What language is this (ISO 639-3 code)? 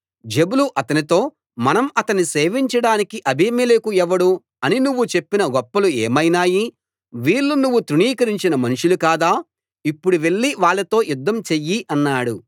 tel